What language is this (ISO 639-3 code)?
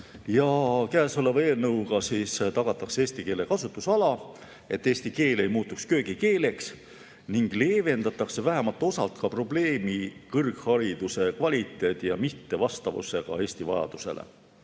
est